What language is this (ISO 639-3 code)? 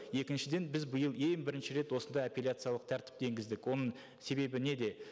kaz